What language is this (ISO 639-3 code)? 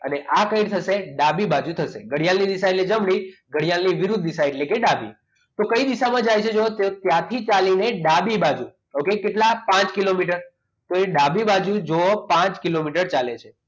guj